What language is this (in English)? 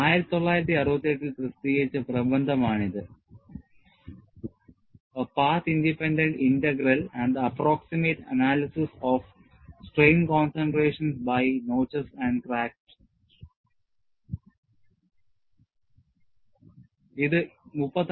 Malayalam